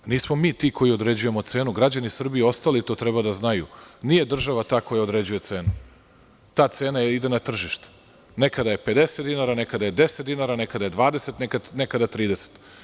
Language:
Serbian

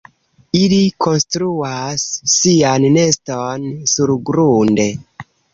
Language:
Esperanto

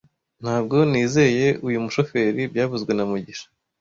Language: Kinyarwanda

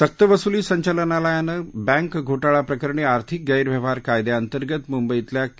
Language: Marathi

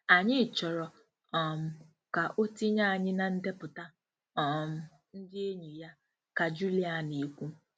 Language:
Igbo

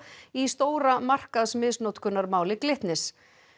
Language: Icelandic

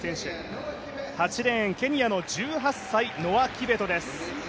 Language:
Japanese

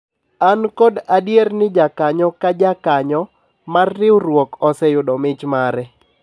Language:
Luo (Kenya and Tanzania)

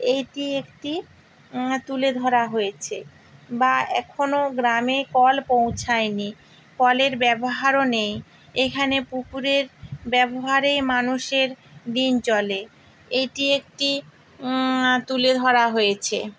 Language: Bangla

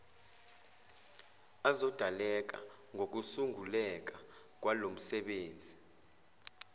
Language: Zulu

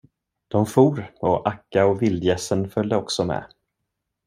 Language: Swedish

